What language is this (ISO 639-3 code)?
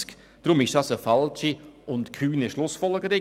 gsw